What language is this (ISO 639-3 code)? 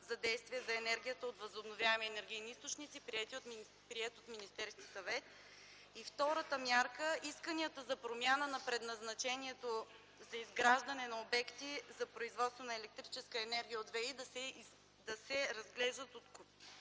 bul